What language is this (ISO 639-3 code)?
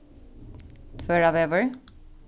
fao